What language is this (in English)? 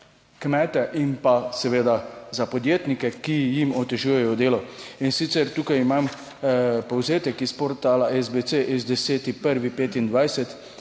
Slovenian